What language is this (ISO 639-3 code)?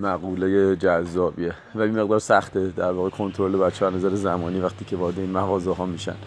fas